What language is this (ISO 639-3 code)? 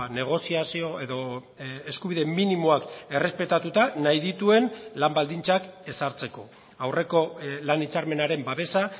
eus